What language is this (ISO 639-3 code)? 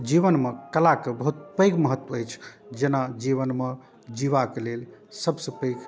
mai